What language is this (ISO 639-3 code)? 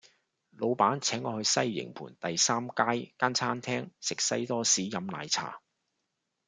yue